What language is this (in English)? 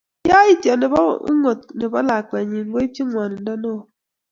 Kalenjin